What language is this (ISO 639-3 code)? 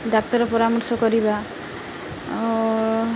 ori